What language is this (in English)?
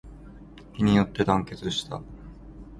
Japanese